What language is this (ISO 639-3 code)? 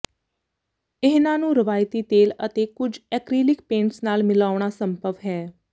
pan